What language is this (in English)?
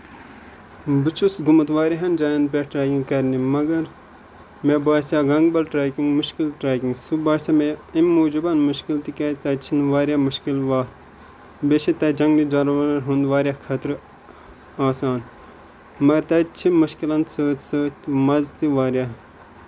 Kashmiri